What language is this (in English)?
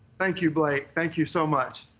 English